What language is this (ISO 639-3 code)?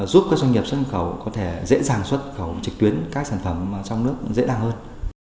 vie